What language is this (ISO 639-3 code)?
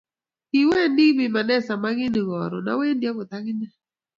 kln